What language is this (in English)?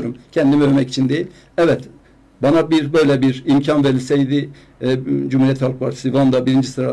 Turkish